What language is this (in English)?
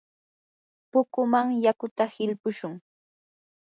Yanahuanca Pasco Quechua